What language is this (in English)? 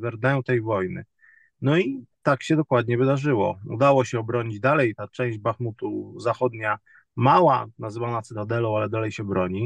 Polish